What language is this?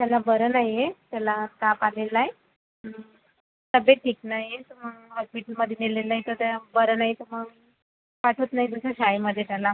Marathi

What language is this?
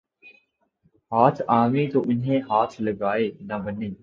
Urdu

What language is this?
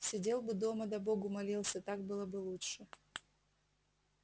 Russian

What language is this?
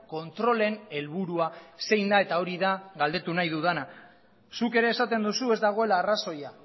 Basque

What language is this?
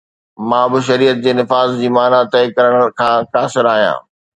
Sindhi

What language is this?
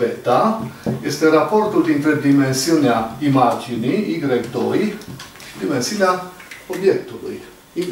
Romanian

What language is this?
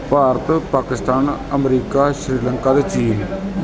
Punjabi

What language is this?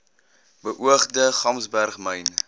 Afrikaans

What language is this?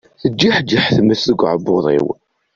Kabyle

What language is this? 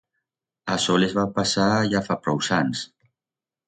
Aragonese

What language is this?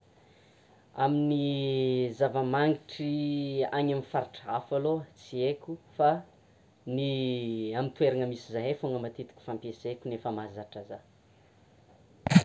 Tsimihety Malagasy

